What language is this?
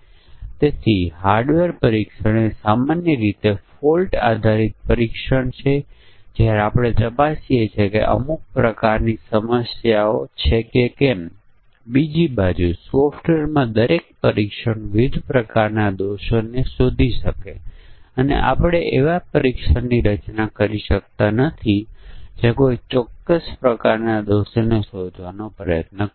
Gujarati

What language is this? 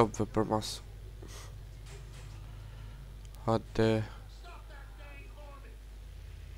Romanian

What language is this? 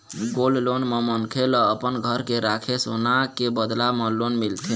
Chhattisgarhi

